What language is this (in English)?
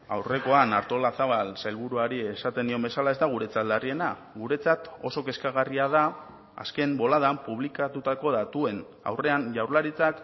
Basque